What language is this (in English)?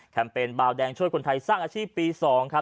Thai